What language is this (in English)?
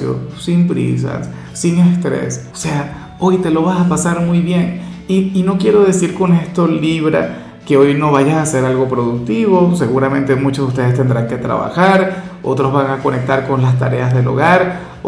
Spanish